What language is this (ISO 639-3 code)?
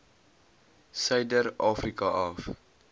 afr